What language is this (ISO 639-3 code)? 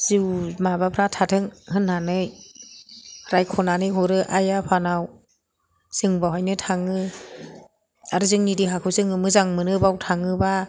brx